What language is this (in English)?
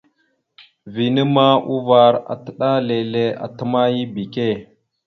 Mada (Cameroon)